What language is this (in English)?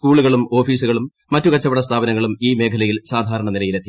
Malayalam